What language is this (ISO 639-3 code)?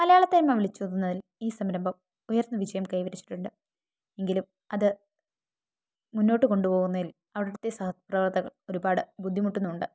mal